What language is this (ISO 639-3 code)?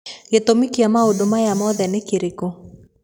kik